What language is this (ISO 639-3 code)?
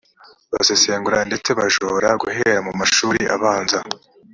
kin